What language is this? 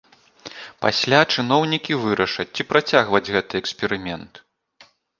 Belarusian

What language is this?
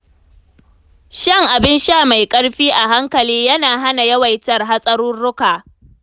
Hausa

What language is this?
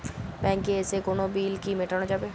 Bangla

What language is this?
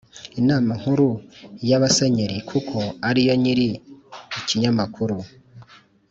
Kinyarwanda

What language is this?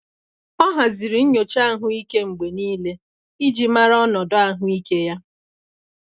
Igbo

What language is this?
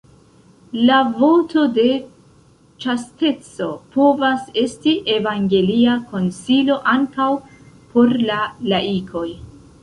Esperanto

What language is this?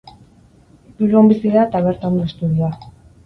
Basque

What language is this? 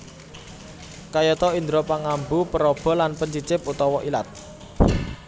Javanese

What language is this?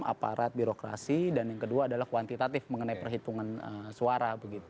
Indonesian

